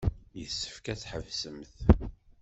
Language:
Kabyle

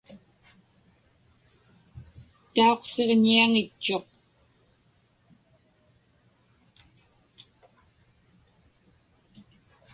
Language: Inupiaq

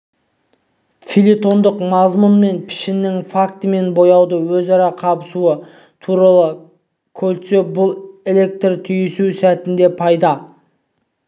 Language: Kazakh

